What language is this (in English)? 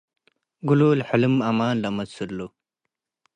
Tigre